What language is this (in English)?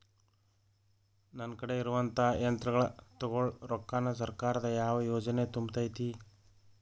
Kannada